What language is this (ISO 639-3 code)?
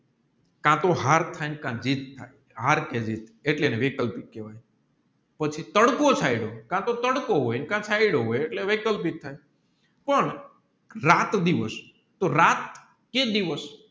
guj